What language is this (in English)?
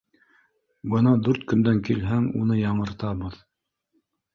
Bashkir